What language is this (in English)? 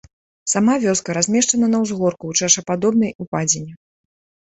Belarusian